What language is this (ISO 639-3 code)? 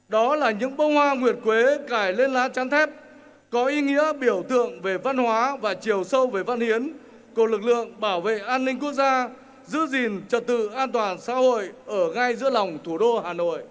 vie